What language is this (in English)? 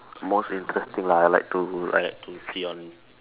English